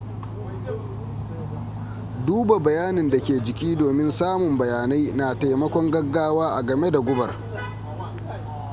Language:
Hausa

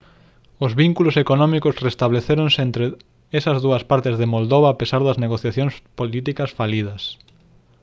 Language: Galician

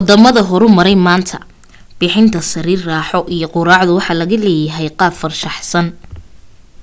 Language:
Somali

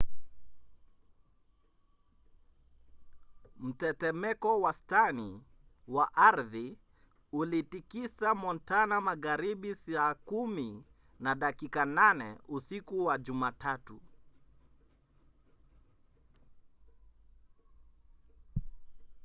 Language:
Swahili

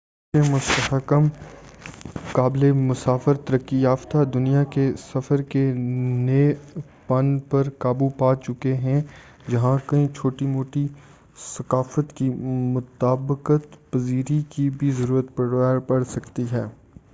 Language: Urdu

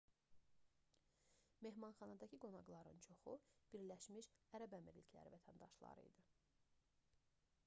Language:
Azerbaijani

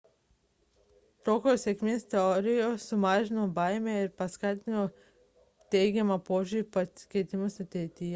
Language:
Lithuanian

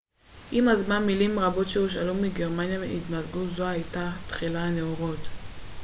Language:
Hebrew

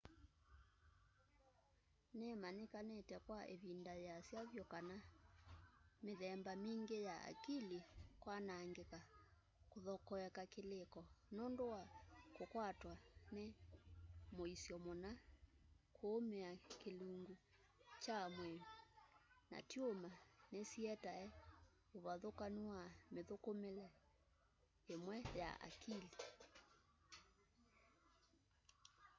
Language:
Kamba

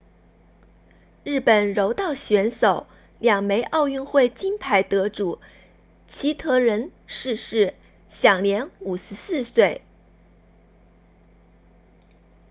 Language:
Chinese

